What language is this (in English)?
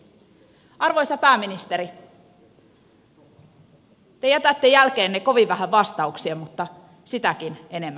Finnish